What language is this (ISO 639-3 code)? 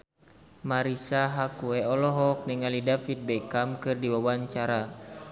sun